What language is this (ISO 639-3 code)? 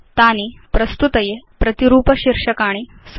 san